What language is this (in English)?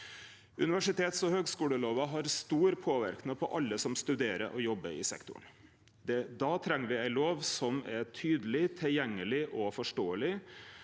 Norwegian